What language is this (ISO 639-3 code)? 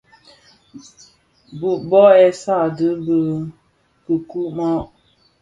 ksf